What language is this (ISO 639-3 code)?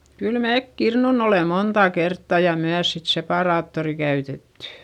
fin